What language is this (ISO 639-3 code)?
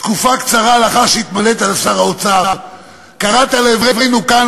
heb